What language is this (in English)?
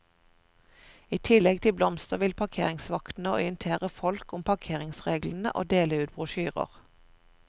Norwegian